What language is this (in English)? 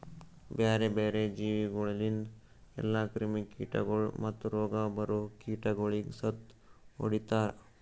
Kannada